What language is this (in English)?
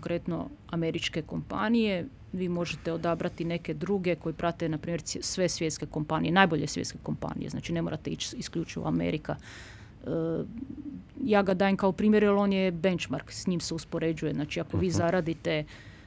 Croatian